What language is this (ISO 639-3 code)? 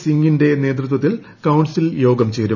mal